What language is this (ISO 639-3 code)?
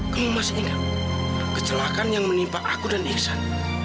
ind